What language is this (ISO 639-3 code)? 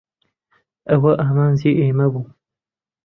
ckb